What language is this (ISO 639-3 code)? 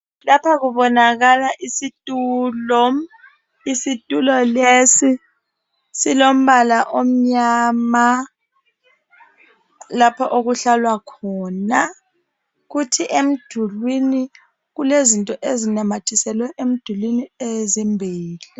nde